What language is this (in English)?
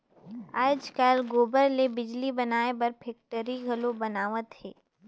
Chhattisgarhi